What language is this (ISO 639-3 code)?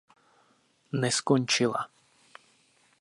ces